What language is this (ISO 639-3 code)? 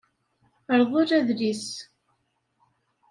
kab